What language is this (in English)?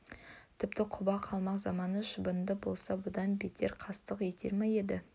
Kazakh